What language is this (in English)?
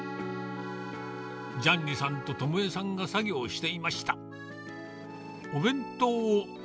Japanese